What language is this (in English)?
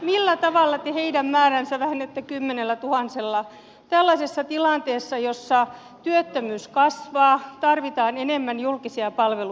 Finnish